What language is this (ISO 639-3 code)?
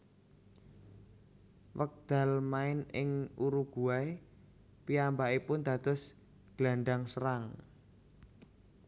jav